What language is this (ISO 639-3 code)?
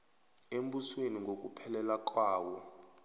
nbl